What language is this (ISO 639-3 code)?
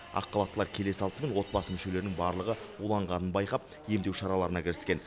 kaz